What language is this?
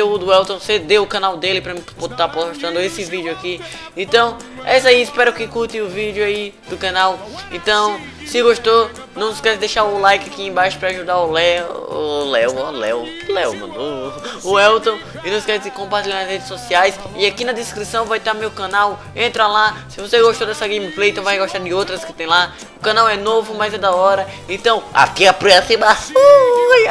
Portuguese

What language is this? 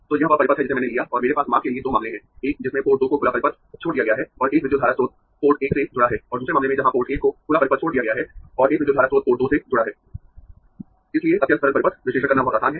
Hindi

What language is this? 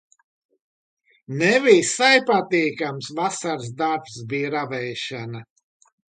Latvian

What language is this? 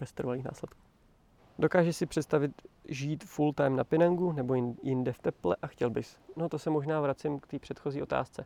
Czech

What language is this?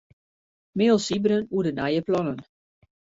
Western Frisian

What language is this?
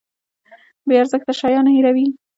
Pashto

